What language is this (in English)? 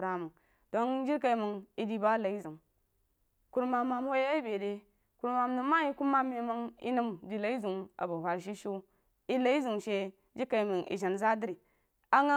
Jiba